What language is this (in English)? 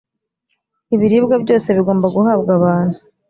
Kinyarwanda